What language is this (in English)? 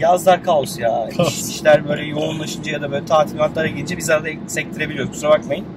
Turkish